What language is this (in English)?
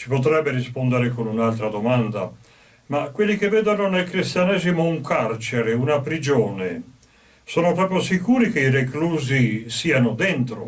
Italian